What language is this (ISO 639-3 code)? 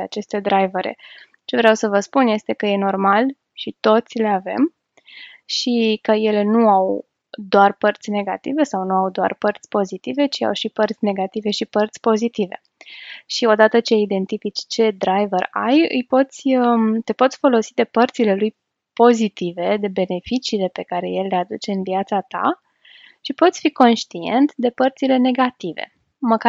ron